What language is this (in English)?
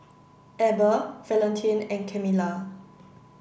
English